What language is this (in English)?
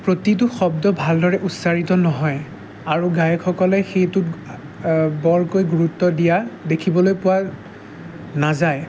Assamese